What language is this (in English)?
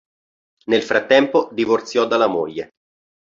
Italian